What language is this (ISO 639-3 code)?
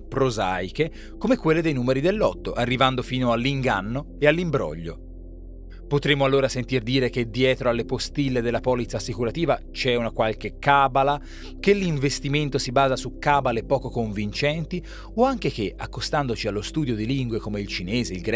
ita